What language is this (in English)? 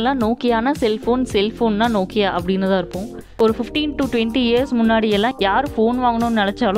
English